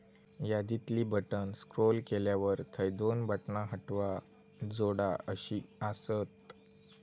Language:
Marathi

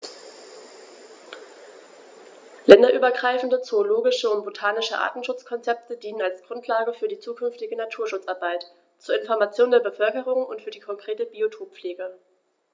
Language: German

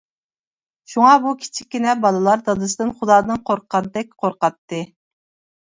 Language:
Uyghur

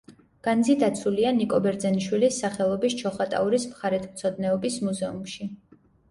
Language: Georgian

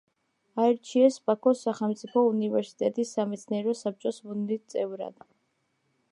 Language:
Georgian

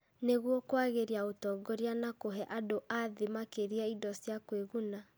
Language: Kikuyu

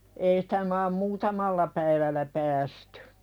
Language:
Finnish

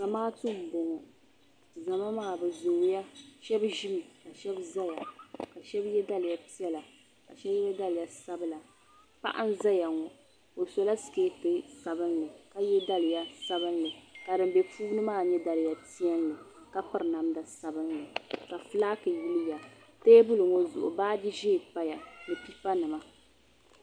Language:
Dagbani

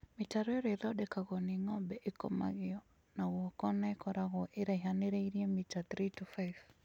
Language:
Kikuyu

